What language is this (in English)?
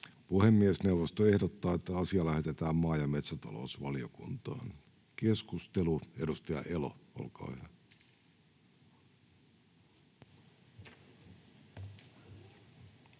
Finnish